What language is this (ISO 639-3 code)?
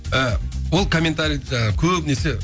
kaz